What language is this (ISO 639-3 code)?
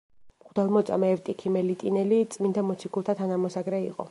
kat